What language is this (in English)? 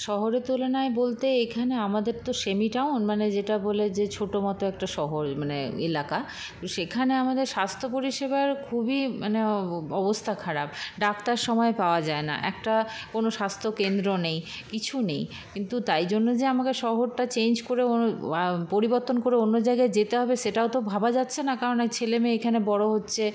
Bangla